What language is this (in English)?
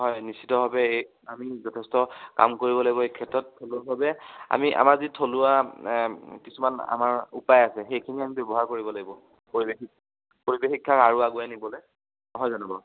Assamese